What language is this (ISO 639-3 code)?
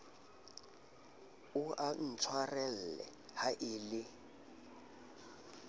sot